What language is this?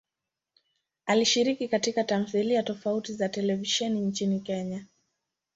Swahili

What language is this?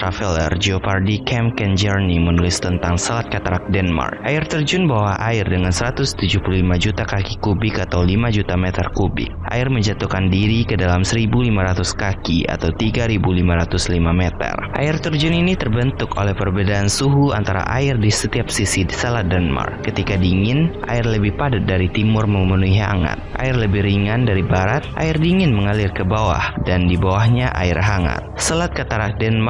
Indonesian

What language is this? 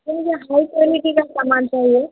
Urdu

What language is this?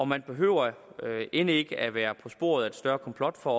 Danish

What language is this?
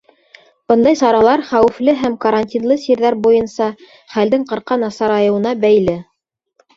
Bashkir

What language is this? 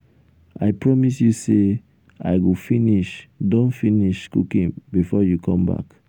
Nigerian Pidgin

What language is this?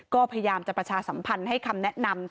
Thai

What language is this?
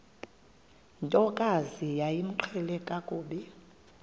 Xhosa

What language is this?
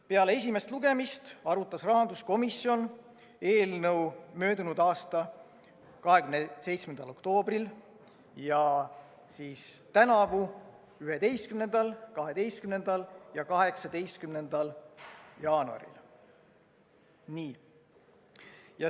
Estonian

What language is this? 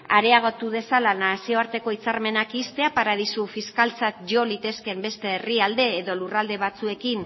Basque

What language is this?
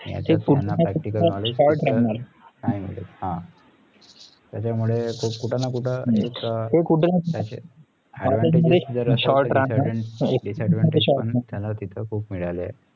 Marathi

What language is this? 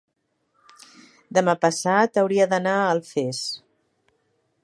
Catalan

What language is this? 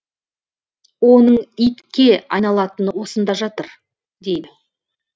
Kazakh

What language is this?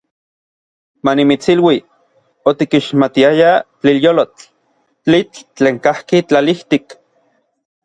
Orizaba Nahuatl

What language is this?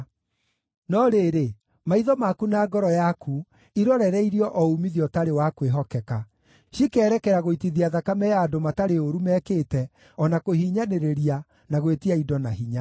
Kikuyu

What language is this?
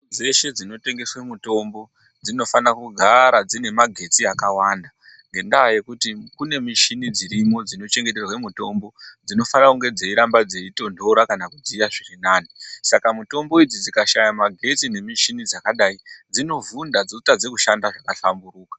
Ndau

